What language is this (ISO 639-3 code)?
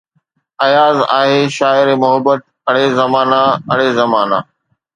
snd